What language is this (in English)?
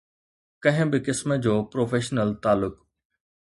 Sindhi